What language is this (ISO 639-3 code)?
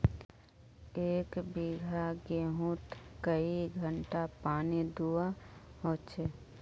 mag